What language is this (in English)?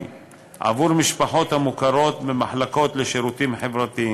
Hebrew